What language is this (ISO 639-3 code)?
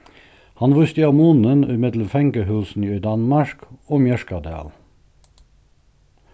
fao